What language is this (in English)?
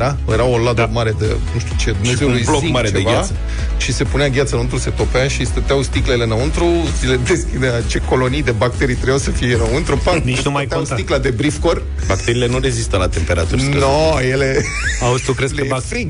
Romanian